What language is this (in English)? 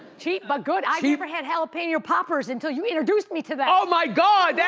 English